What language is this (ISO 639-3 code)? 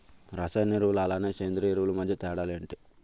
tel